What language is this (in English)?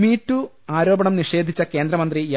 Malayalam